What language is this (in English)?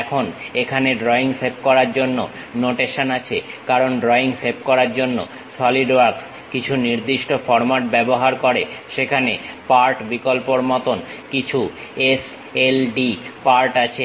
Bangla